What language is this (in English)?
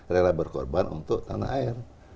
Indonesian